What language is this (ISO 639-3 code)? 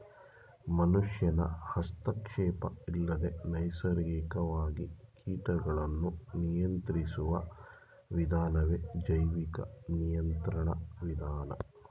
kan